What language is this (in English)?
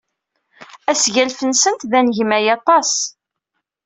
Kabyle